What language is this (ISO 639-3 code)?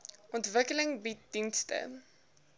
afr